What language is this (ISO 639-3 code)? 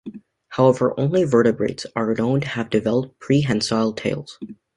eng